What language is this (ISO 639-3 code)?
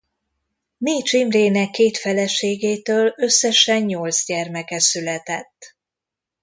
hun